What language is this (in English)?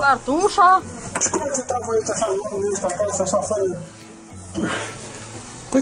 Romanian